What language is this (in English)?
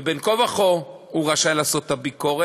Hebrew